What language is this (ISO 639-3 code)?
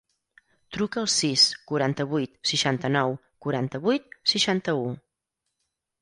cat